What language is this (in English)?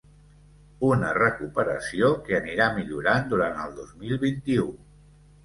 Catalan